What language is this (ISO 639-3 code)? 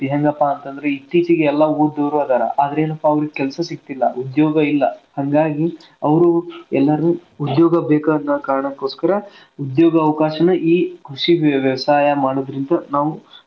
kan